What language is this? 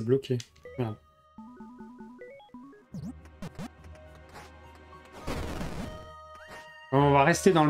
French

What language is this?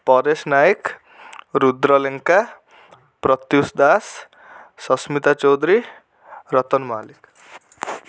Odia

